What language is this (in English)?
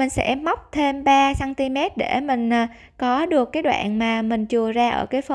Vietnamese